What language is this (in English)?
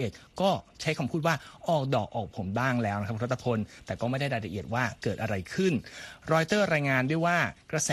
Thai